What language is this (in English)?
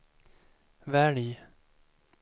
Swedish